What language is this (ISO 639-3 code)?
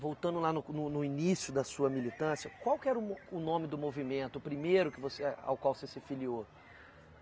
por